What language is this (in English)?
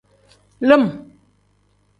Tem